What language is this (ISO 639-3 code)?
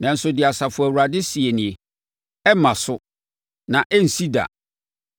aka